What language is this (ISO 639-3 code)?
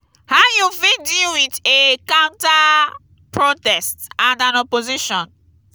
pcm